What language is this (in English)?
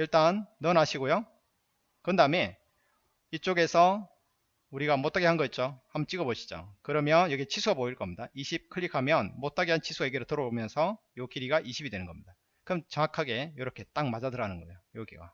Korean